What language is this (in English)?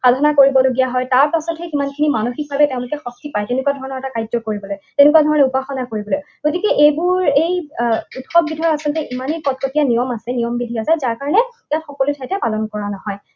Assamese